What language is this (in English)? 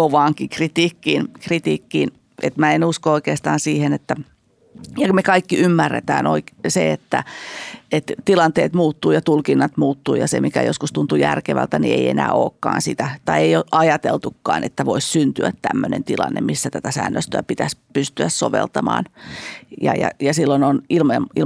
Finnish